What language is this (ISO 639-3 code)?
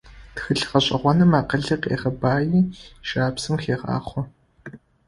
ady